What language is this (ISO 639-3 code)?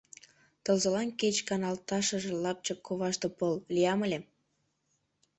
chm